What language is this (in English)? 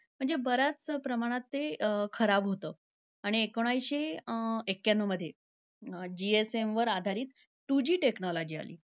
Marathi